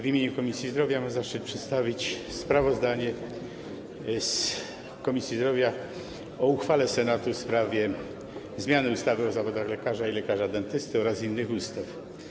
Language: Polish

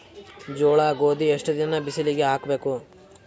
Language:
Kannada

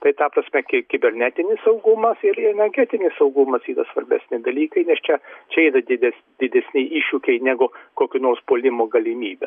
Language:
Lithuanian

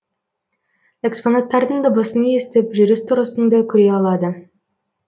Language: Kazakh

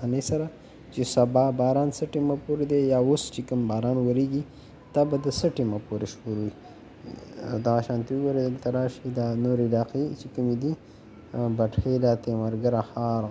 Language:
Romanian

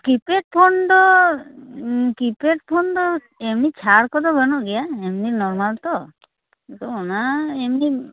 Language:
Santali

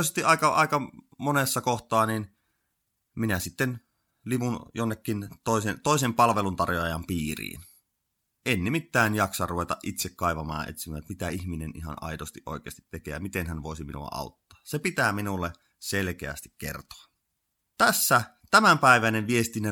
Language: Finnish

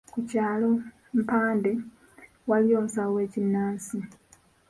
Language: Ganda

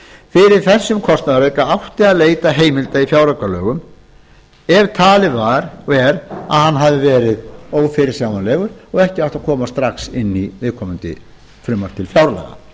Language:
Icelandic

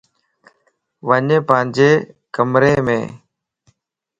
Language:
Lasi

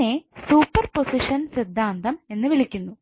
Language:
Malayalam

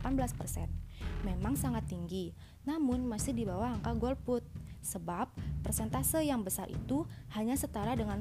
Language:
Indonesian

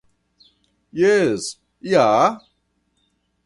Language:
Esperanto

